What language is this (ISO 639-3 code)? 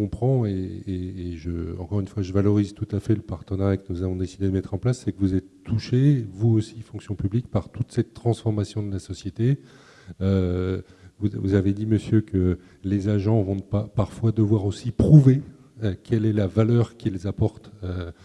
fra